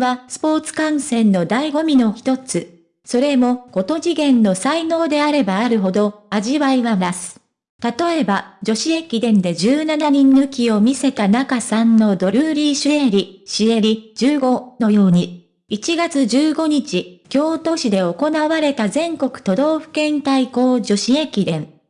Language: Japanese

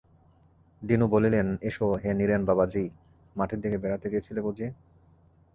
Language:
Bangla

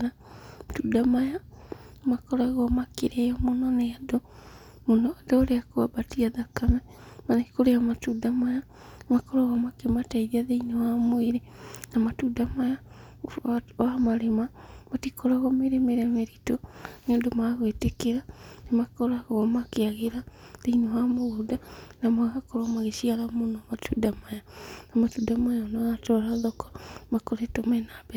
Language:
Kikuyu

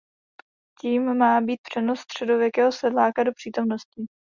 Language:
Czech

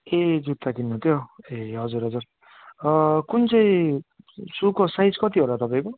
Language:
Nepali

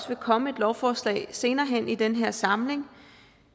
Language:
Danish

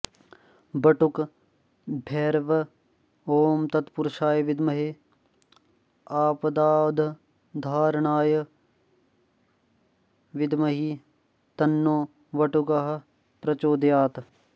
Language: Sanskrit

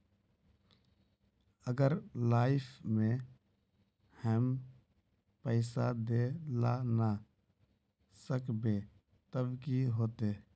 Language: Magahi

